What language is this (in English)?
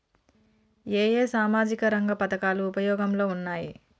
Telugu